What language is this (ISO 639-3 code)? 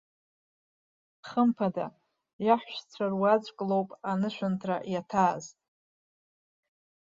abk